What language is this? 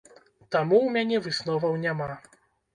Belarusian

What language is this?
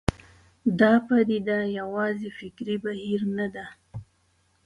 Pashto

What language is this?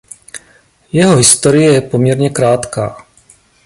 Czech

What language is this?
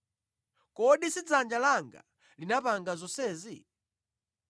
Nyanja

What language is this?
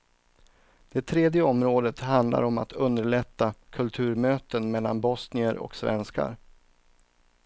Swedish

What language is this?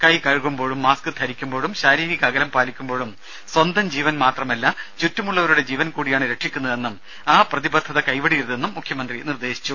Malayalam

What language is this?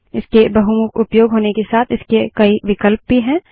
Hindi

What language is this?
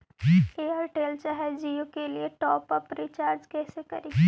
Magahi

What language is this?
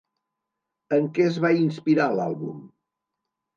Catalan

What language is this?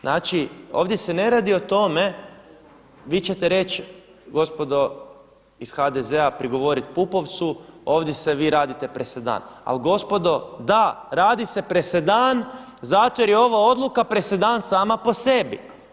Croatian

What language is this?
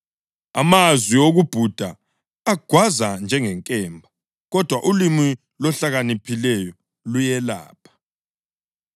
North Ndebele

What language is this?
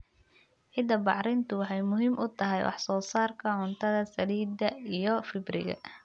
Somali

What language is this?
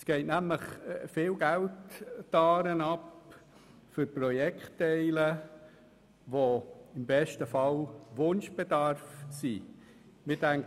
Swiss German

